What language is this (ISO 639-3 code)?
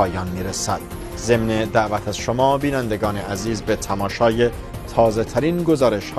fas